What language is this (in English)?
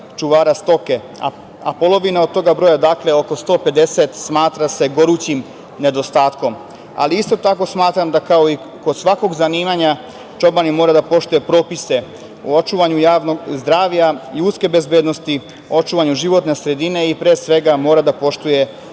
Serbian